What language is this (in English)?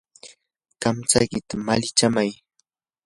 Yanahuanca Pasco Quechua